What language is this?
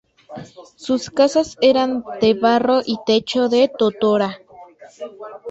Spanish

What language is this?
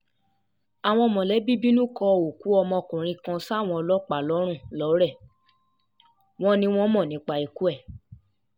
Yoruba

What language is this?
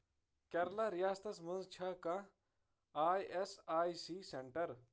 Kashmiri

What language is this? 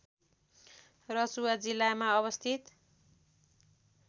Nepali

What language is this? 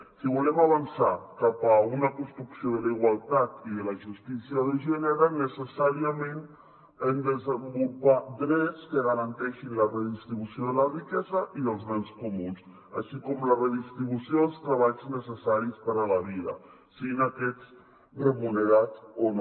Catalan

